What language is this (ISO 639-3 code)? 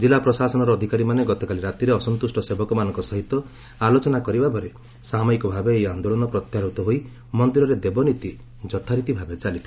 ori